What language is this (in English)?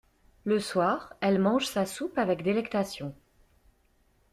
French